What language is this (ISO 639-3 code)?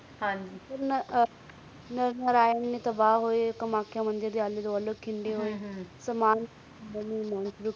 pan